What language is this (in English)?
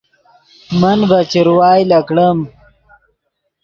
Yidgha